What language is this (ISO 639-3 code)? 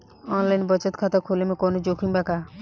bho